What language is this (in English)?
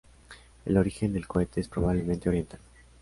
Spanish